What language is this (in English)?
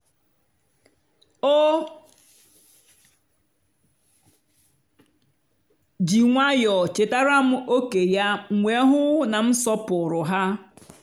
Igbo